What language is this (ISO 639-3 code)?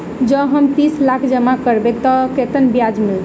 mai